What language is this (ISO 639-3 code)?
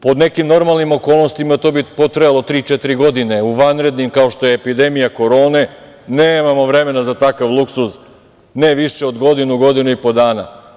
srp